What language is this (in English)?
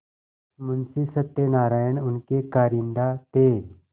Hindi